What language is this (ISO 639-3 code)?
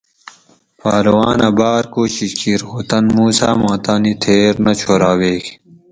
gwc